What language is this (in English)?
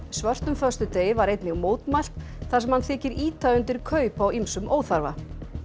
Icelandic